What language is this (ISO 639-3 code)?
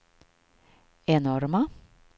swe